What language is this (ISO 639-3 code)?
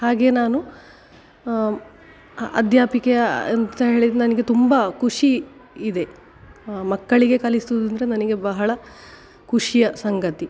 kan